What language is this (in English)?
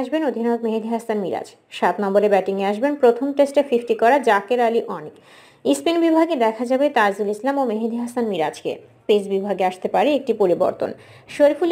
Bangla